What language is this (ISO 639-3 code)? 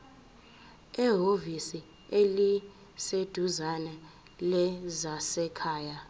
zul